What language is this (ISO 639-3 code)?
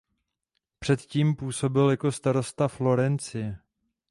ces